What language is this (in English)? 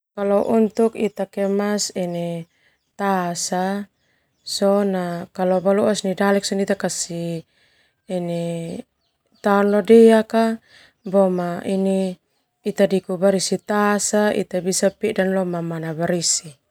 Termanu